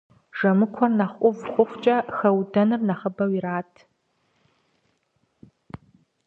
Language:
Kabardian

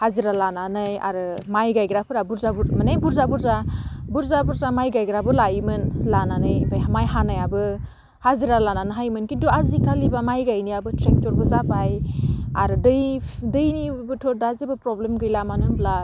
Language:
Bodo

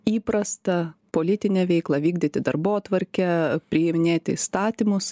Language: Lithuanian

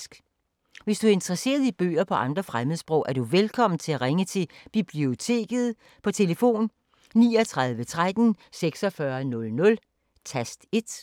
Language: Danish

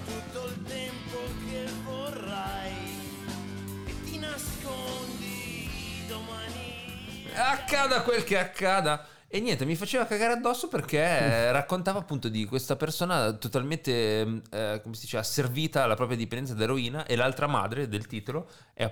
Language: Italian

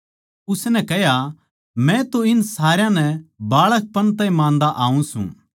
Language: Haryanvi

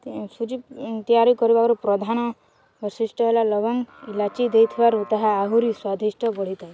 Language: Odia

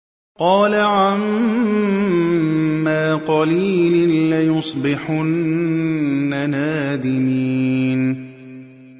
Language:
Arabic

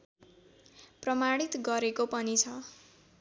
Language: Nepali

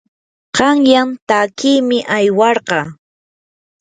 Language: Yanahuanca Pasco Quechua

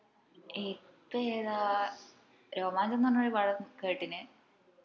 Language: Malayalam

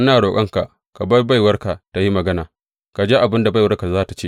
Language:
Hausa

